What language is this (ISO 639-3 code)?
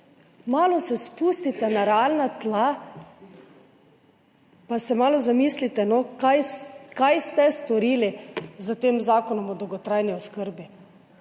slv